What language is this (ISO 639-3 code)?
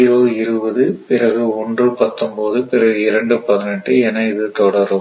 tam